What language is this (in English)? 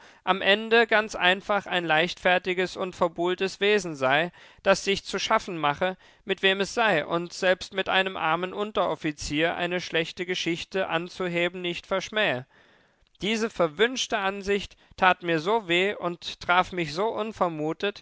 German